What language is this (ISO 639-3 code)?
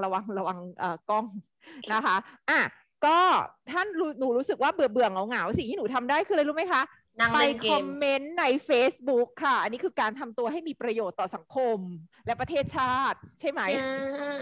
tha